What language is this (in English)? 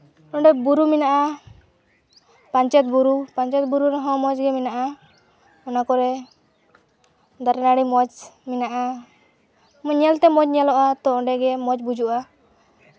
Santali